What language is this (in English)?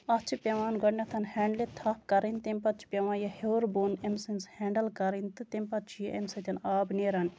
Kashmiri